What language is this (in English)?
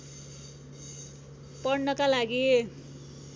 Nepali